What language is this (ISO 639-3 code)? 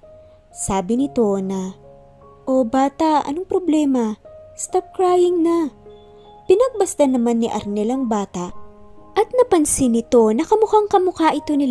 fil